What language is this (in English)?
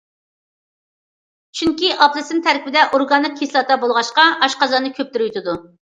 Uyghur